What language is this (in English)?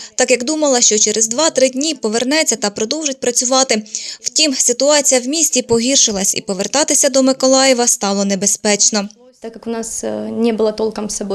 Ukrainian